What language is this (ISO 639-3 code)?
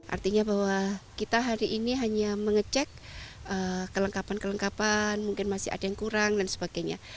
ind